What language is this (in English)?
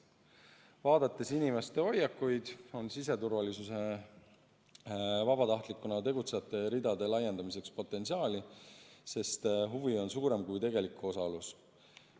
Estonian